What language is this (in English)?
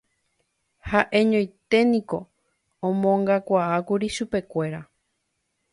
Guarani